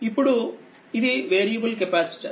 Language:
Telugu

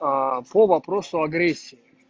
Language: Russian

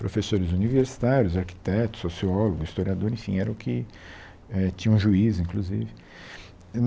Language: Portuguese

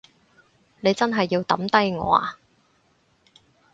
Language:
Cantonese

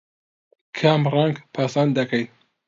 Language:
Central Kurdish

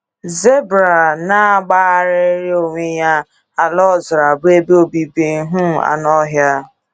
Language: Igbo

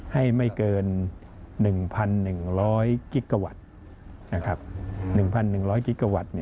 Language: Thai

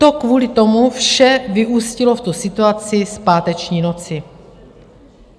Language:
Czech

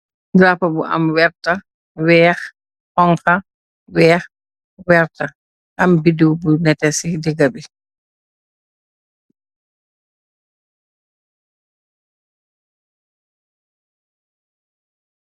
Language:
Wolof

